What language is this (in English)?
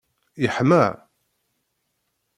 Kabyle